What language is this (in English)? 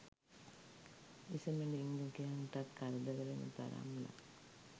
Sinhala